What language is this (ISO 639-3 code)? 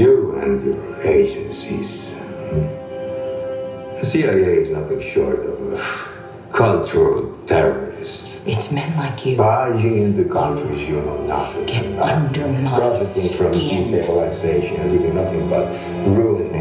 eng